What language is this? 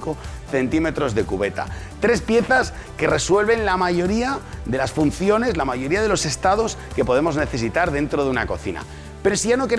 Spanish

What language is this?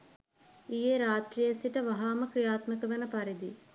Sinhala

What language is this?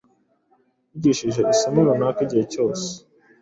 Kinyarwanda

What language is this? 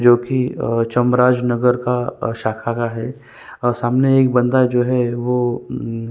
Hindi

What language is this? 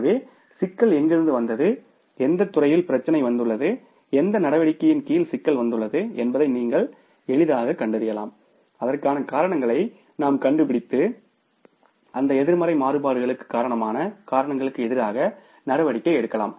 Tamil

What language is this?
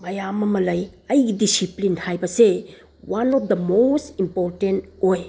Manipuri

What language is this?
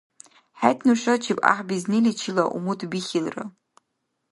Dargwa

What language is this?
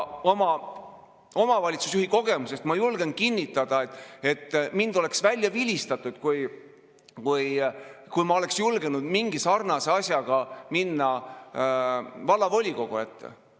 Estonian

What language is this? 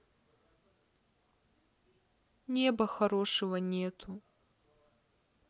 Russian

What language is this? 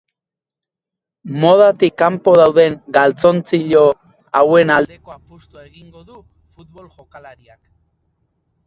Basque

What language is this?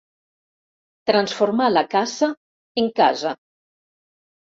Catalan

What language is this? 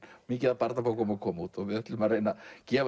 Icelandic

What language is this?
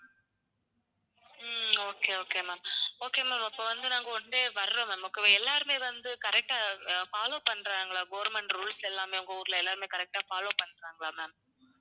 Tamil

